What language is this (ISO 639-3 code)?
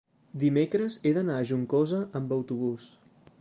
cat